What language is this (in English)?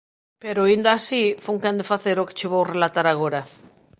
Galician